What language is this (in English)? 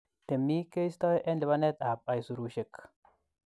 Kalenjin